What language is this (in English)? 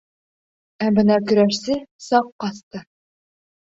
Bashkir